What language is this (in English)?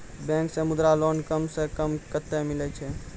Maithili